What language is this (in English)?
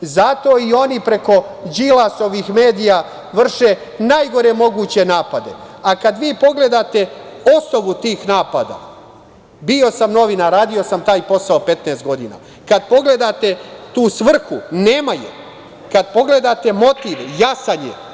Serbian